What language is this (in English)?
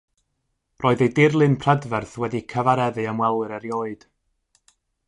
Welsh